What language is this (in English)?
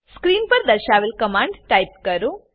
Gujarati